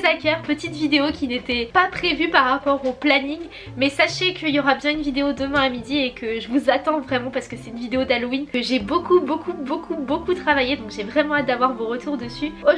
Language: French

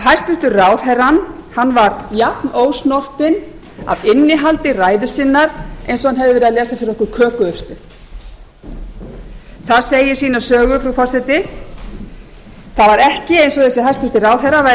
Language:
Icelandic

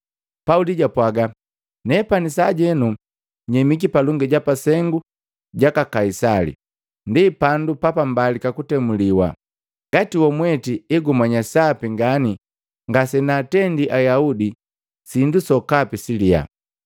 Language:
Matengo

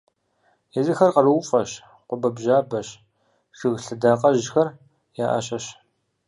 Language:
Kabardian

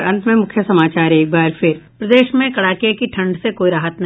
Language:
Hindi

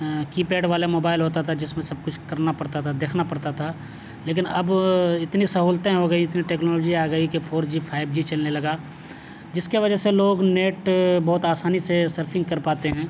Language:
Urdu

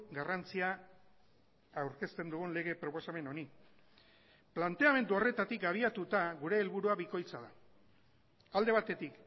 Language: Basque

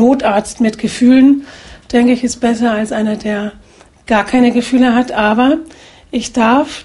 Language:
German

